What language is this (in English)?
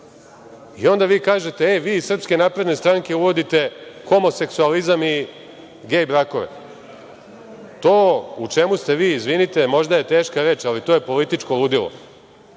Serbian